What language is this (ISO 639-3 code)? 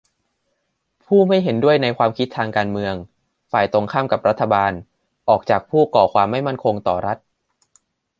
tha